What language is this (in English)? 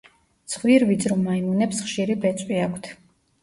Georgian